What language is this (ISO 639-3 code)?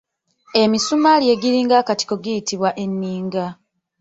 lug